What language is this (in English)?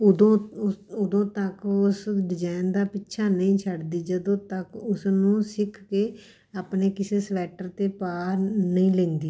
Punjabi